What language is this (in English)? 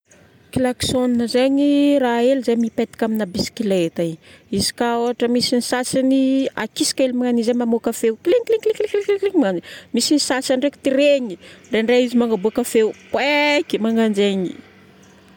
Northern Betsimisaraka Malagasy